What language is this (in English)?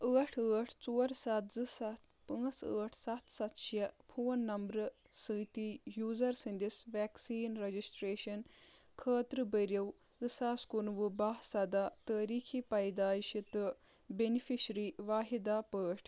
Kashmiri